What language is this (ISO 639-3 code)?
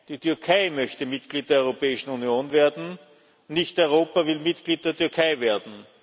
deu